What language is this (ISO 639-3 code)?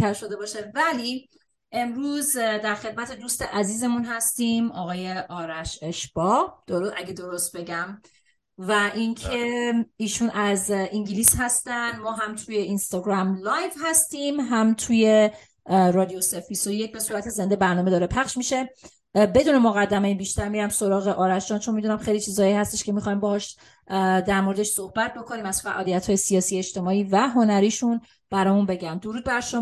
fas